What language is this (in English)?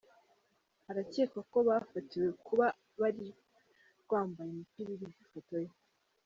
Kinyarwanda